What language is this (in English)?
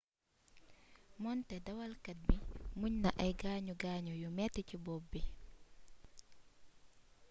Wolof